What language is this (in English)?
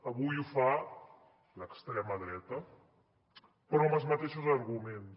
Catalan